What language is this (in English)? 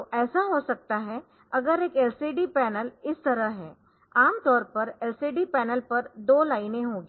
Hindi